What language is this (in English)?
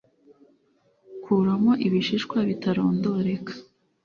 Kinyarwanda